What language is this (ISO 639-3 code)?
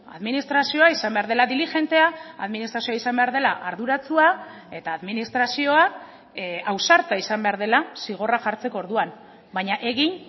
eus